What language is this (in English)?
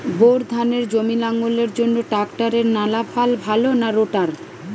Bangla